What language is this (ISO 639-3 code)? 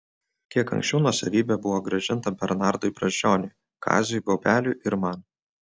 lit